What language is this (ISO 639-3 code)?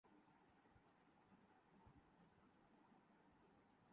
urd